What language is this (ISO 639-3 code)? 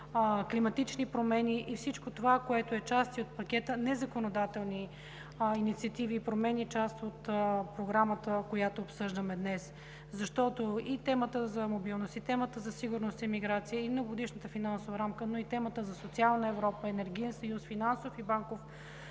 bul